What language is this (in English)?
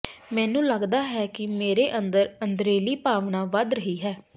Punjabi